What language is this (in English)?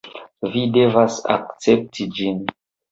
Esperanto